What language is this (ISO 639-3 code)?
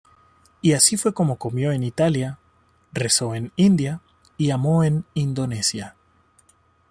spa